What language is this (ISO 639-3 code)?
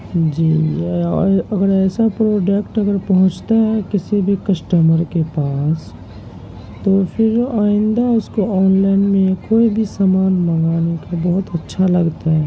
urd